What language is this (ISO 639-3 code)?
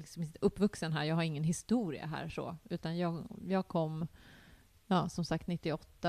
swe